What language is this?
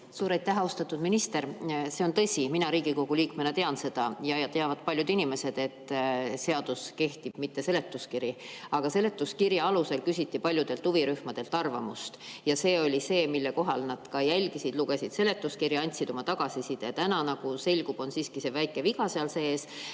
Estonian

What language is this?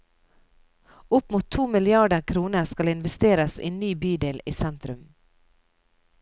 Norwegian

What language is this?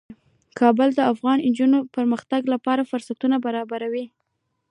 Pashto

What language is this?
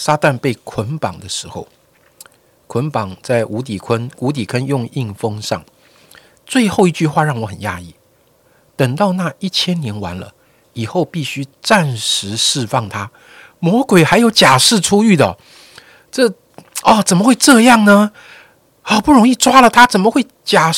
Chinese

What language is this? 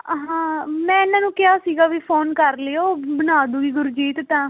Punjabi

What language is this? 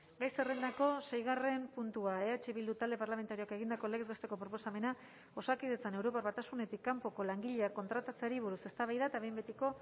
Basque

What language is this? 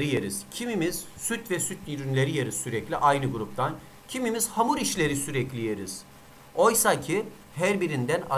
Turkish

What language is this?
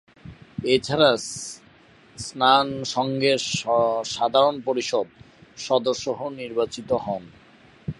Bangla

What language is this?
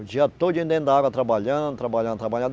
Portuguese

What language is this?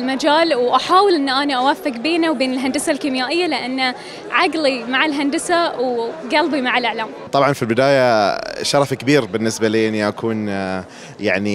Arabic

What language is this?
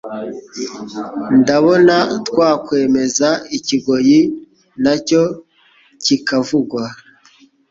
Kinyarwanda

